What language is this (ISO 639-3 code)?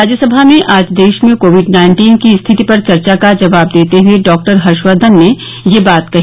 hin